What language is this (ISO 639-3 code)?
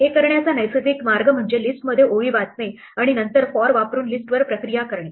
mar